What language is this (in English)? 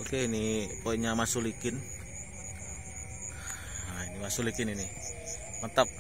Indonesian